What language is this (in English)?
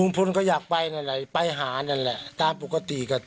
Thai